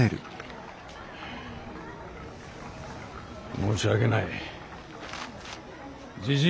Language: Japanese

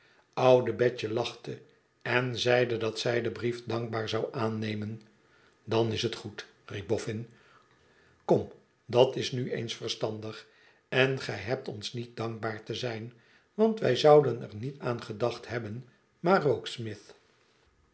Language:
Dutch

